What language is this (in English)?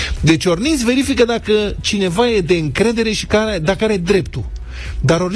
Romanian